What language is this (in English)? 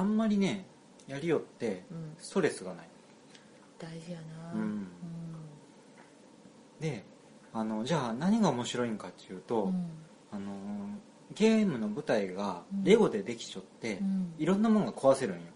Japanese